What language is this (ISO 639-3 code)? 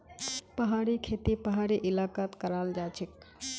mag